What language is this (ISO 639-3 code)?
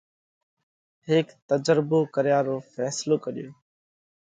kvx